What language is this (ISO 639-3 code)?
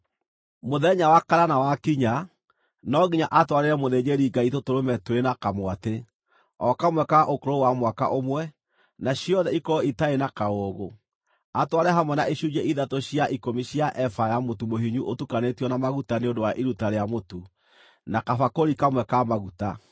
kik